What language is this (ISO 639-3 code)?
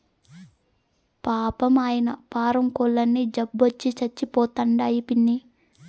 tel